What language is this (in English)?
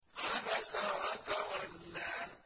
Arabic